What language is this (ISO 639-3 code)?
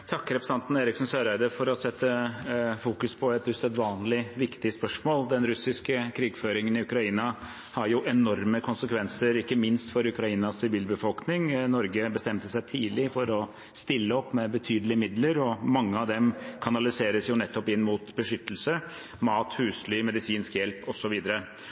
nob